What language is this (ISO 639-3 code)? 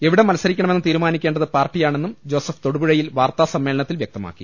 mal